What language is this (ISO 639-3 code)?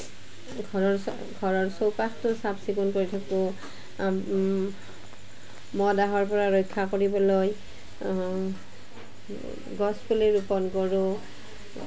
asm